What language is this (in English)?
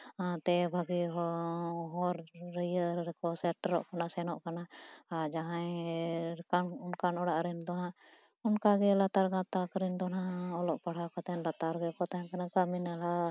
Santali